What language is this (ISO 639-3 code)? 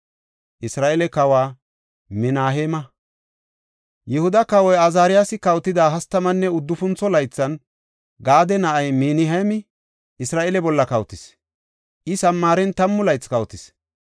gof